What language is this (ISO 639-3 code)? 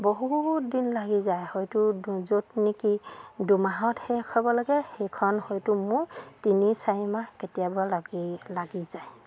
asm